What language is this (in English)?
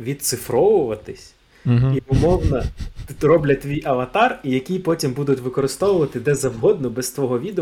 Ukrainian